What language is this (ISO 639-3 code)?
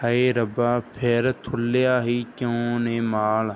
pan